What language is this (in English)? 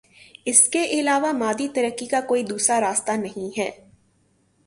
Urdu